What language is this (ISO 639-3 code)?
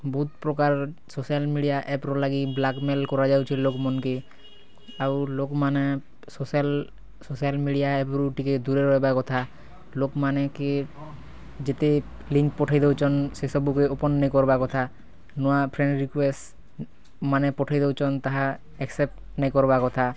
ori